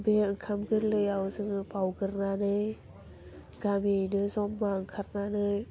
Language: Bodo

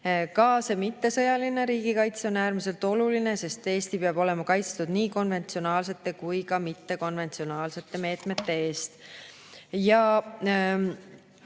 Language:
Estonian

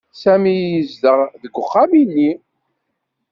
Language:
Kabyle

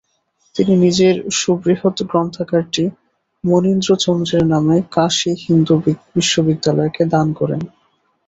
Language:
Bangla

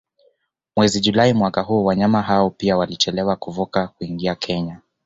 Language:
Swahili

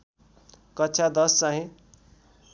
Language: Nepali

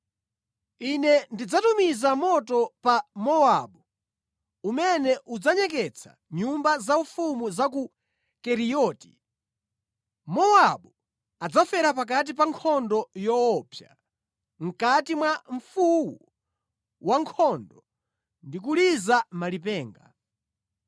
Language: Nyanja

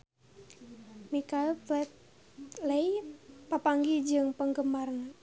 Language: Sundanese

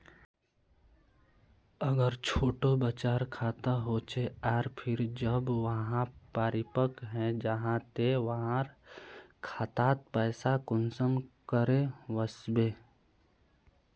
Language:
Magahi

